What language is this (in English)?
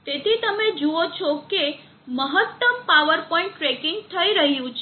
Gujarati